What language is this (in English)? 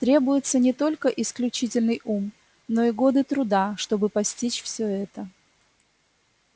Russian